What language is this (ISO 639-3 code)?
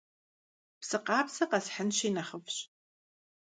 kbd